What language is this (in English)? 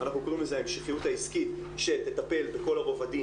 Hebrew